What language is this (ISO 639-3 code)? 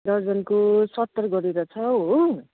nep